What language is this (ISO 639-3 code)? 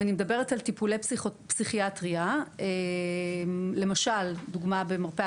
heb